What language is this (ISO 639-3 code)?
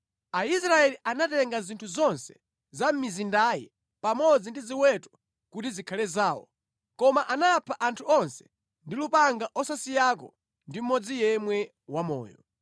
nya